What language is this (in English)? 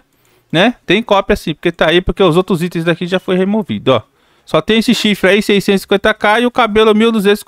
Portuguese